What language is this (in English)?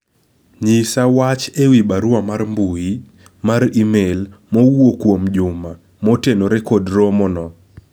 Luo (Kenya and Tanzania)